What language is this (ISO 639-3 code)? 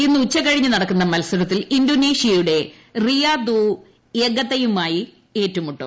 mal